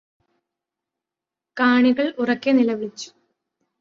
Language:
Malayalam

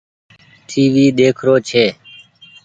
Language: Goaria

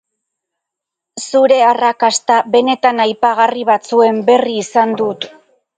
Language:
Basque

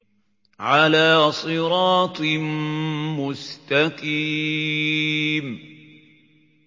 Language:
Arabic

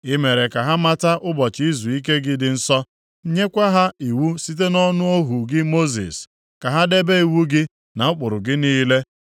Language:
Igbo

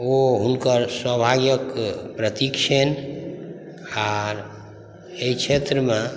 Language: Maithili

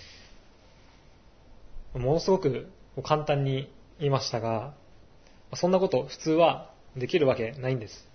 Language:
Japanese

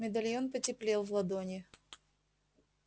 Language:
Russian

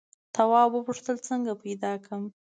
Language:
Pashto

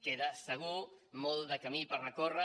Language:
Catalan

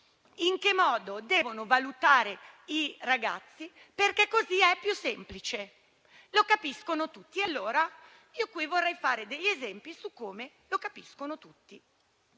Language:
Italian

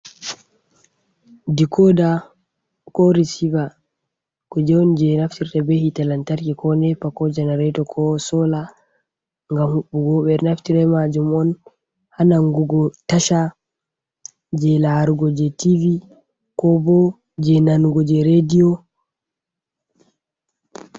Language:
Fula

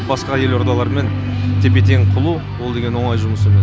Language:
Kazakh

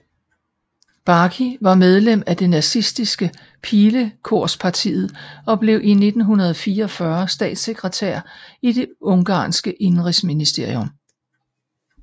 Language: Danish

